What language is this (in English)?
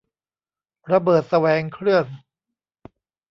Thai